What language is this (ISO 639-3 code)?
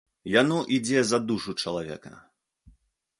bel